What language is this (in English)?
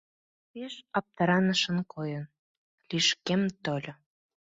Mari